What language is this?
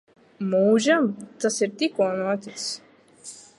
Latvian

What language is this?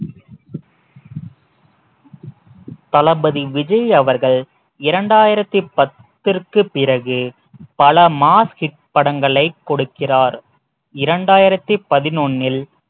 Tamil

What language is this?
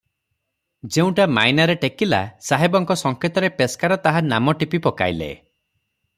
Odia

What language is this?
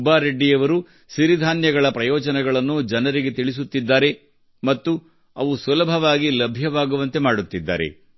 Kannada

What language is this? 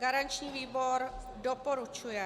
Czech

